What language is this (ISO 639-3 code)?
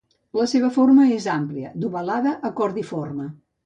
cat